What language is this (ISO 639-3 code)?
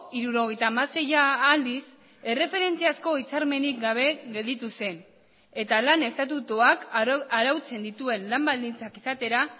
eus